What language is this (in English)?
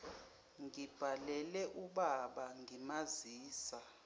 Zulu